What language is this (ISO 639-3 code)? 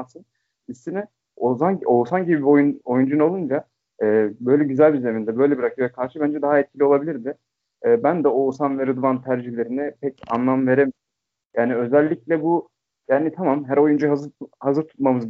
tur